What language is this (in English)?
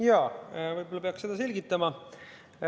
Estonian